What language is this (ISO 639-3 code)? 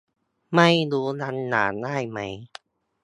tha